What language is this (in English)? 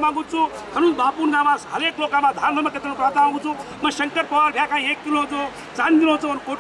Hindi